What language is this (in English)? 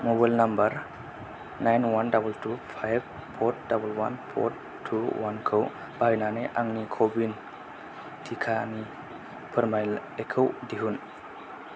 Bodo